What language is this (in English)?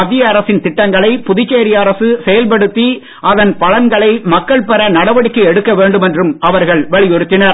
Tamil